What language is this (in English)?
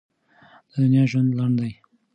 Pashto